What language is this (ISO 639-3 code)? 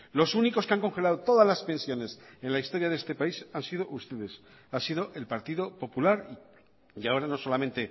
spa